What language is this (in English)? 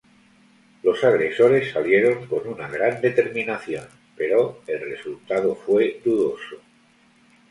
Spanish